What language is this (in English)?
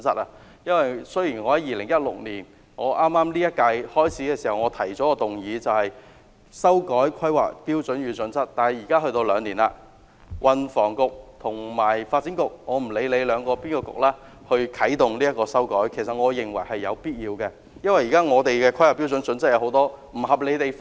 Cantonese